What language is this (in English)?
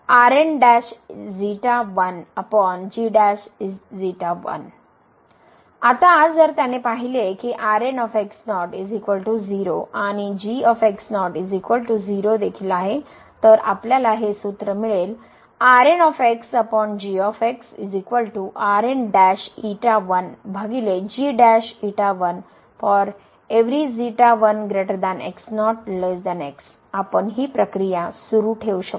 Marathi